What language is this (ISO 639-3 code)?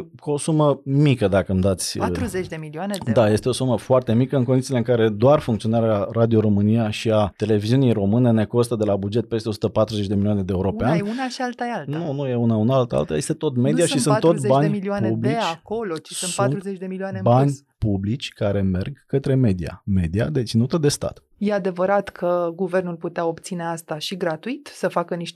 ron